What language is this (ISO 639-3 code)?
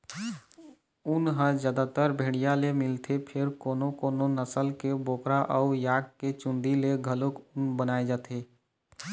hne